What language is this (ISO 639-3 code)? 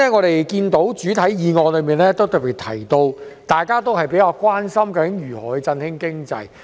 yue